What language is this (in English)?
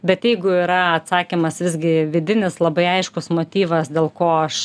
Lithuanian